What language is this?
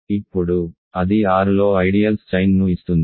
Telugu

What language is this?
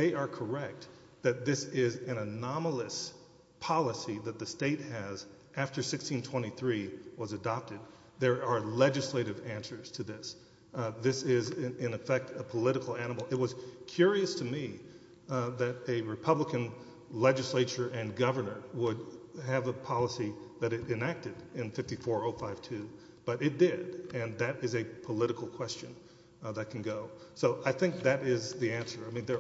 English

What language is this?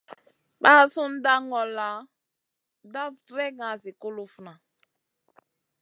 Masana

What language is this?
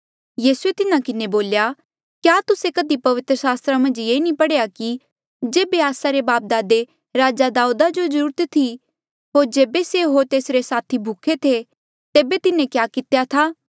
Mandeali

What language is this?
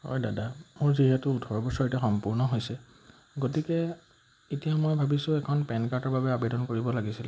Assamese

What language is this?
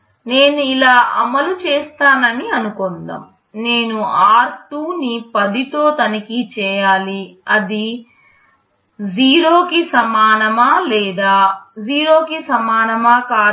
Telugu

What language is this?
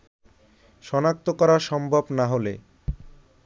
Bangla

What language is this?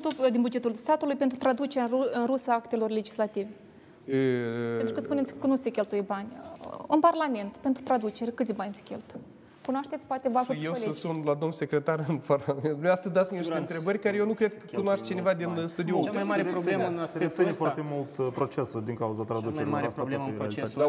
Romanian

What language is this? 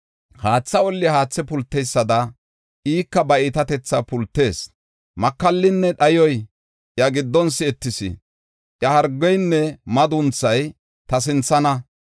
Gofa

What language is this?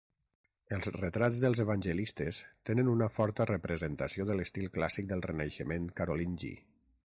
Catalan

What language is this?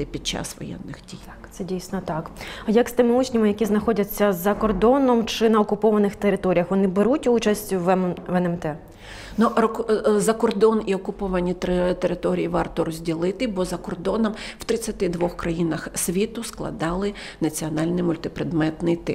Ukrainian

